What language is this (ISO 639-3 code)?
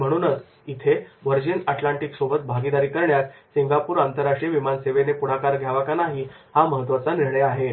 mar